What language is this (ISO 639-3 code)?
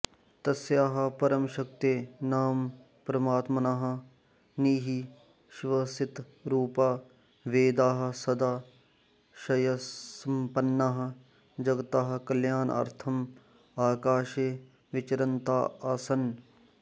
san